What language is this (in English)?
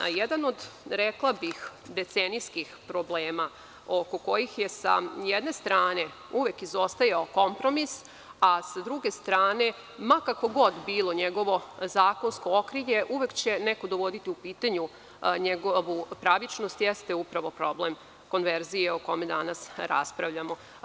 Serbian